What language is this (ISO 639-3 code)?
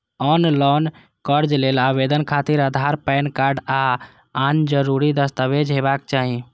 mai